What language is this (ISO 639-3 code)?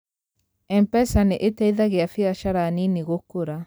kik